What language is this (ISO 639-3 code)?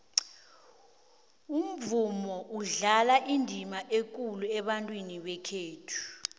nbl